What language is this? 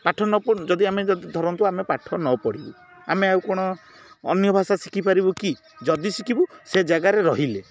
Odia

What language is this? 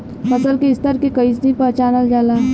Bhojpuri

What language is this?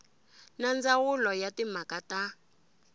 Tsonga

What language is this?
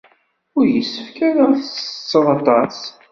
Kabyle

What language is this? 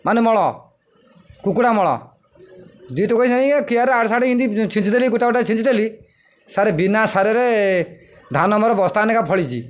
Odia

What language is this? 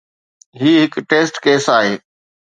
Sindhi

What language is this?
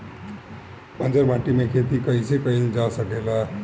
Bhojpuri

